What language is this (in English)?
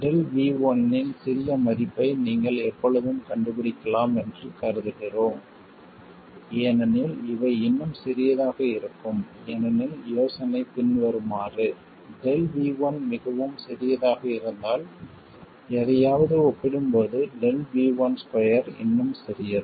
Tamil